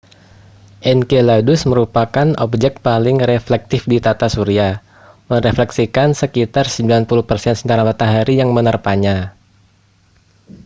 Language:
Indonesian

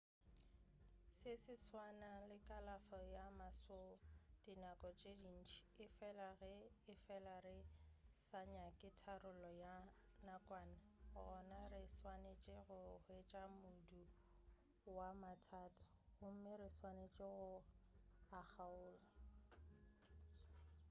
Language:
Northern Sotho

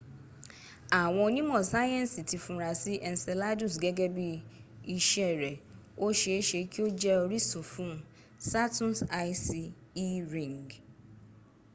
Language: Yoruba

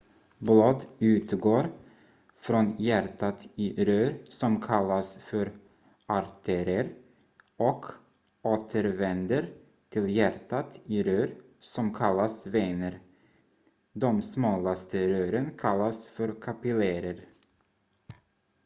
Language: Swedish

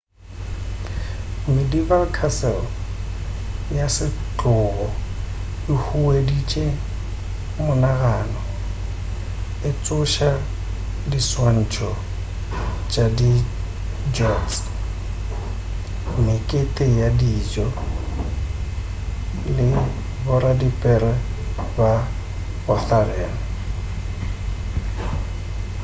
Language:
Northern Sotho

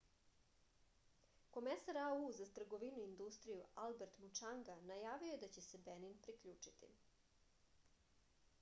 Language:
Serbian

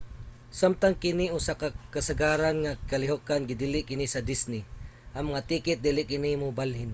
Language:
Cebuano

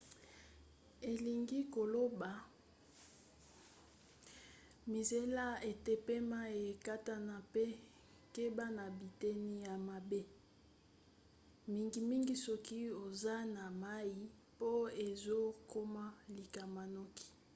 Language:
Lingala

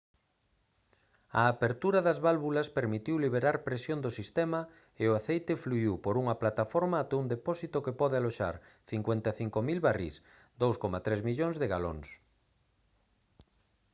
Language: Galician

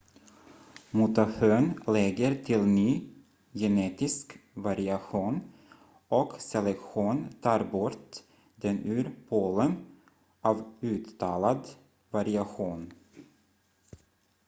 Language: Swedish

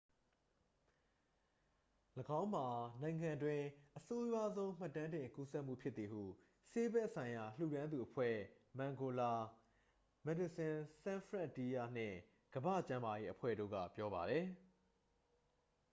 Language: Burmese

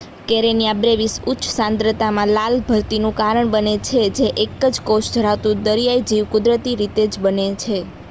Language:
Gujarati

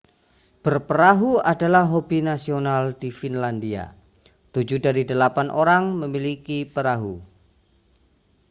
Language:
Indonesian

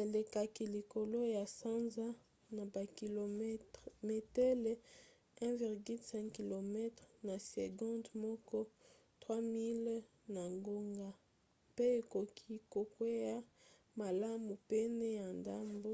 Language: Lingala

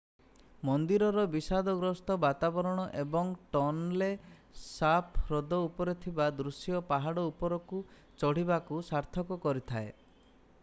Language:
Odia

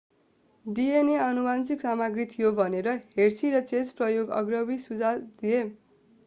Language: Nepali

